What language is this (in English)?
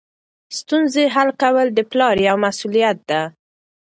Pashto